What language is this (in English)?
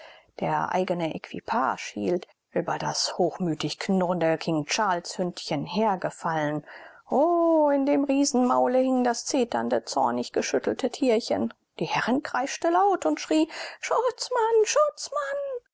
German